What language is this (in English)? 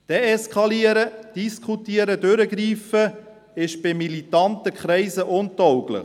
Swiss German